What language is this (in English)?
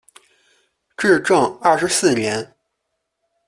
Chinese